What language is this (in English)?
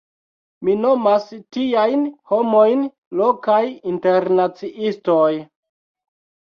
Esperanto